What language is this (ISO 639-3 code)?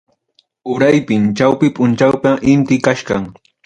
quy